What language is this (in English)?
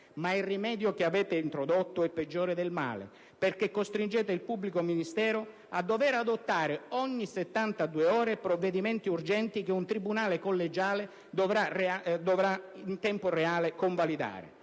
Italian